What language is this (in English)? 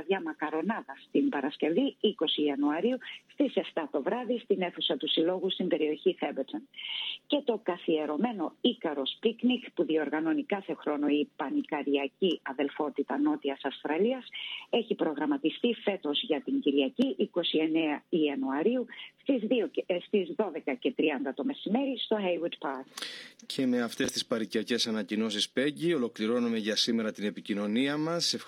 Greek